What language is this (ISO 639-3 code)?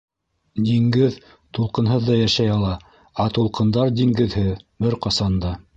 bak